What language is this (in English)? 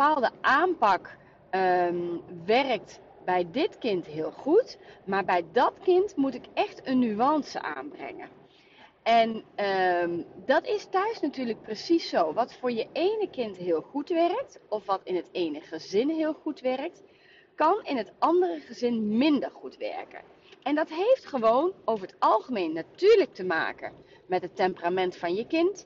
Dutch